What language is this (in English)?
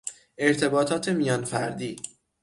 Persian